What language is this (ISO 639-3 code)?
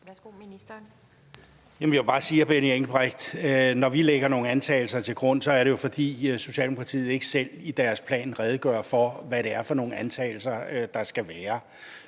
dan